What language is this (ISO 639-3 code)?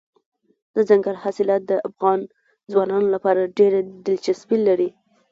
pus